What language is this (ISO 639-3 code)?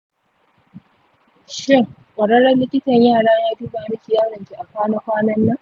hau